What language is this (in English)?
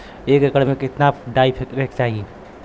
Bhojpuri